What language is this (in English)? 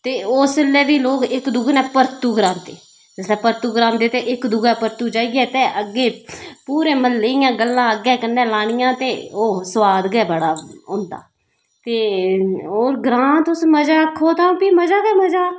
Dogri